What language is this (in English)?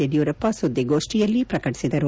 Kannada